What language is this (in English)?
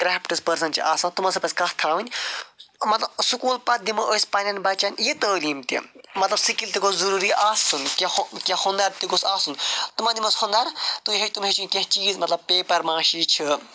Kashmiri